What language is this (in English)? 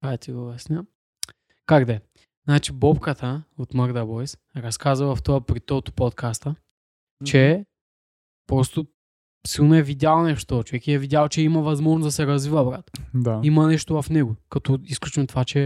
Bulgarian